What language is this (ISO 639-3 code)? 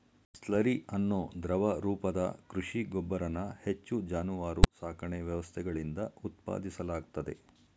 kan